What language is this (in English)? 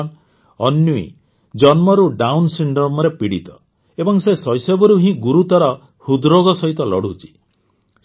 Odia